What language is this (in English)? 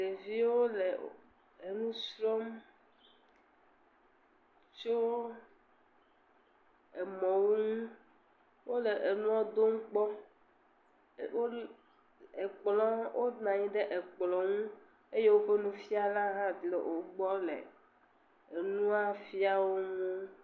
Ewe